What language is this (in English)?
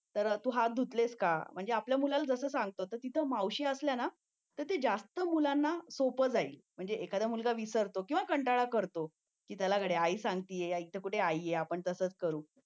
Marathi